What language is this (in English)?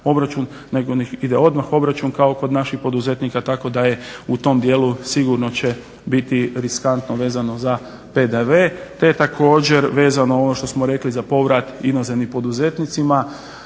Croatian